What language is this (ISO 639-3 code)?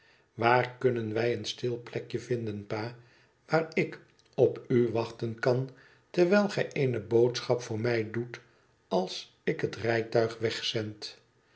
nld